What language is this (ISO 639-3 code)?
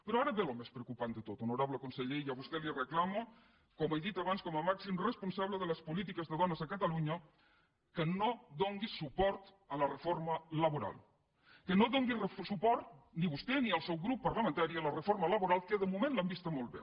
cat